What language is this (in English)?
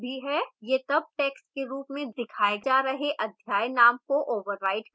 Hindi